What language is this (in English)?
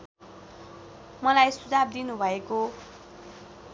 Nepali